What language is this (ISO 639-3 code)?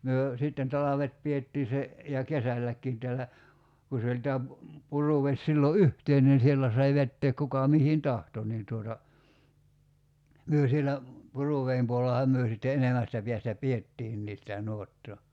fin